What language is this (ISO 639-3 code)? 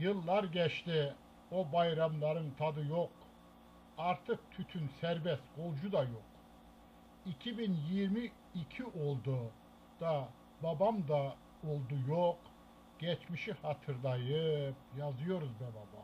tur